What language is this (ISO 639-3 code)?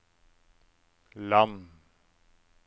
nor